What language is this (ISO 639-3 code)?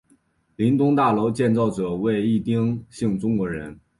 zho